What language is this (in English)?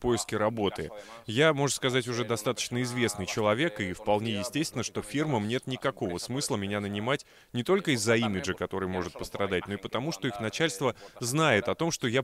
Russian